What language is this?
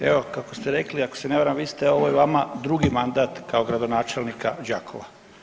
Croatian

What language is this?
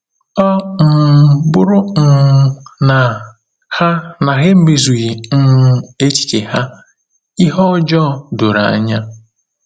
Igbo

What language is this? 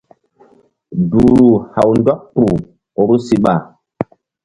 Mbum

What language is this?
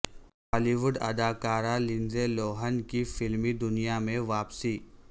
Urdu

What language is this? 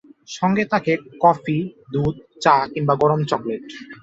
Bangla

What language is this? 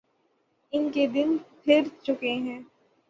Urdu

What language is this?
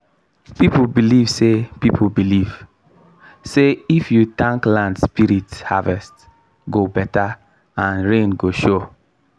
Nigerian Pidgin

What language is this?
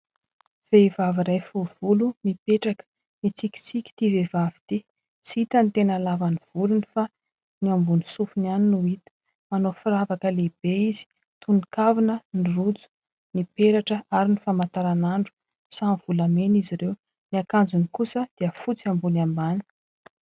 Malagasy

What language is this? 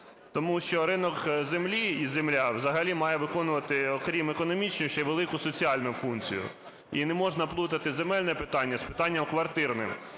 Ukrainian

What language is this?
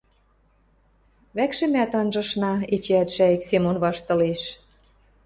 Western Mari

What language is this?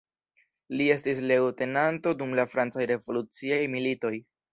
Esperanto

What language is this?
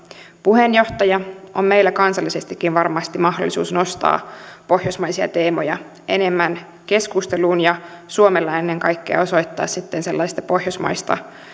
Finnish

